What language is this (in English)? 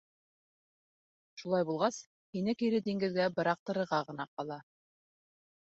Bashkir